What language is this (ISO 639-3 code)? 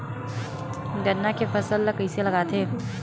hne